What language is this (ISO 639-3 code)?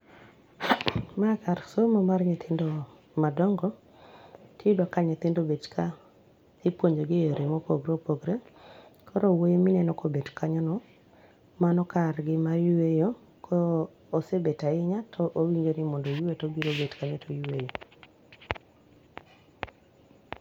luo